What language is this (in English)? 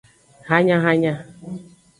Aja (Benin)